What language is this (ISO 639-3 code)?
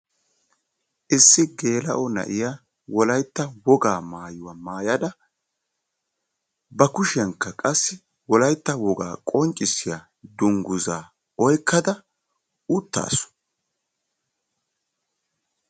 wal